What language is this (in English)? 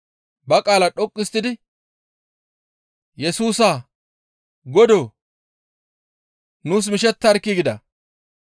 Gamo